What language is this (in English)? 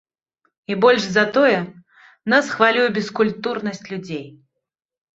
Belarusian